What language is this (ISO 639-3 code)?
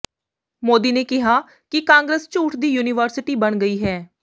pan